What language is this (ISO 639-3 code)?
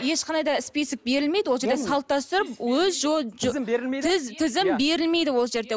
kaz